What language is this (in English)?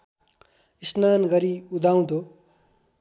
Nepali